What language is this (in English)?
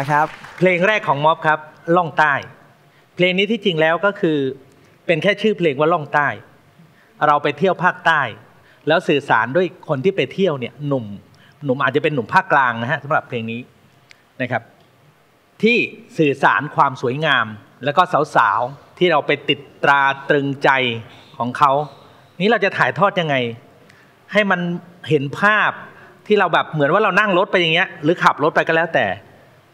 Thai